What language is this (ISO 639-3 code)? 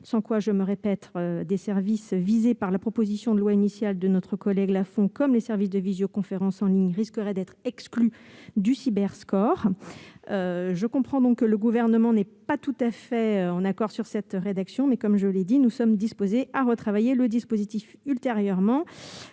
fra